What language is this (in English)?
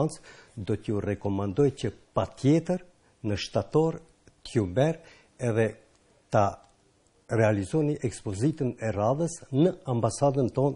Romanian